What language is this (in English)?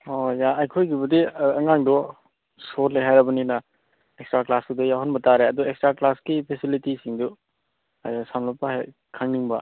Manipuri